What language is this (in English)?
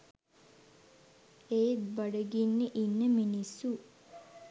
Sinhala